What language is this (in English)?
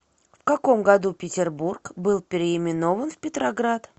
Russian